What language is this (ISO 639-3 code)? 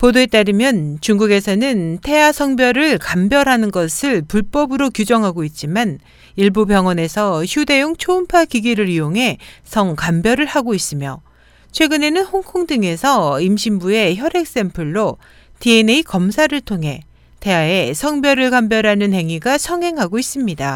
kor